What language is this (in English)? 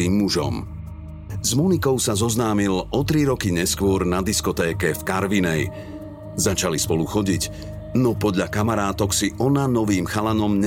Slovak